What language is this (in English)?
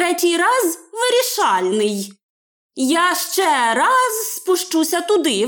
Ukrainian